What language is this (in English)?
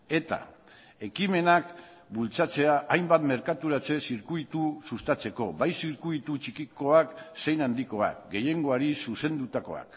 Basque